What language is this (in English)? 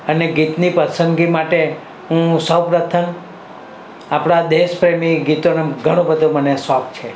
Gujarati